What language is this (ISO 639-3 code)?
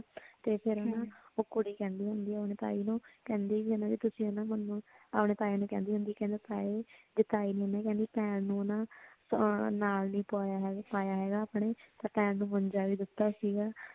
pan